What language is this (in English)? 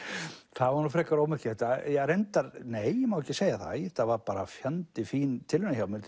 Icelandic